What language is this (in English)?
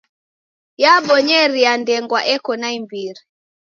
Taita